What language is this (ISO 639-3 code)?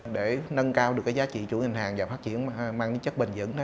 vie